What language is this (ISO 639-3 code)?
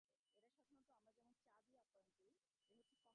ben